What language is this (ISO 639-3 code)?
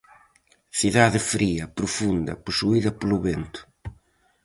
glg